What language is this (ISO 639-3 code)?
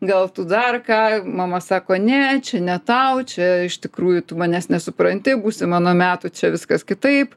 lit